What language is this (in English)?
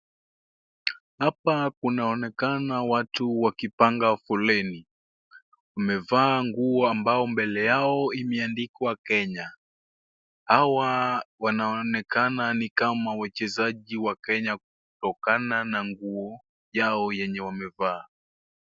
Swahili